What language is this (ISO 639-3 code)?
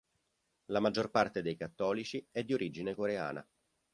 ita